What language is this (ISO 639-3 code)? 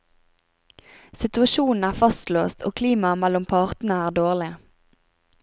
nor